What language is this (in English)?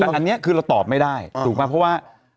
Thai